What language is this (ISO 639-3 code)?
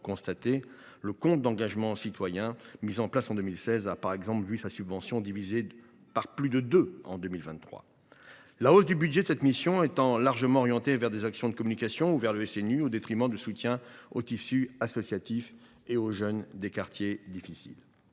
fra